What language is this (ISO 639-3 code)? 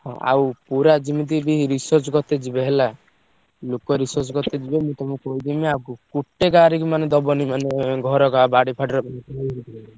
ori